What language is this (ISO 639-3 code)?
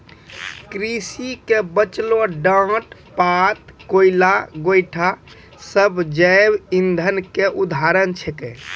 mai